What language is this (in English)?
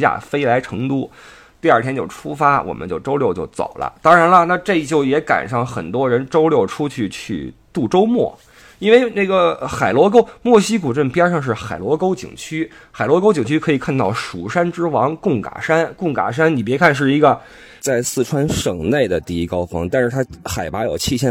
Chinese